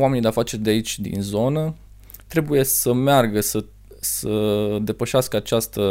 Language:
Romanian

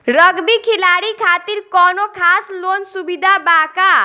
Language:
Bhojpuri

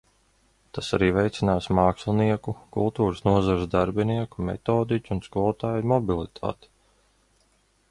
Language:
Latvian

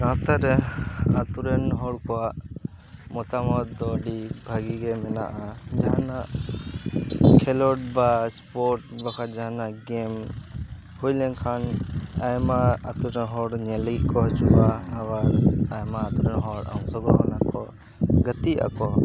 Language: Santali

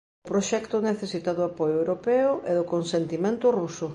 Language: Galician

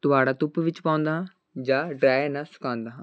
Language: Punjabi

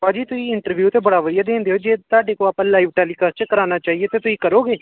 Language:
Punjabi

